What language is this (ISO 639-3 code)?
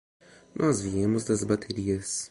por